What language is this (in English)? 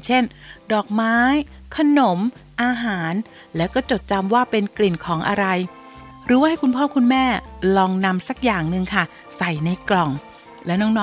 Thai